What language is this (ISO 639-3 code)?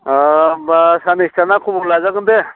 brx